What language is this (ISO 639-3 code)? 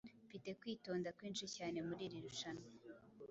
kin